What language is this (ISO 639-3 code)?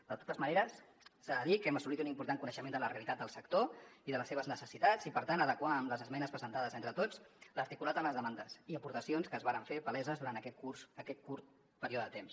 cat